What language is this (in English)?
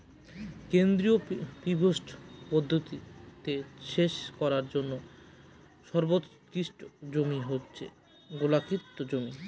Bangla